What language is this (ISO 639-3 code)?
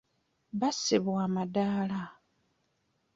lug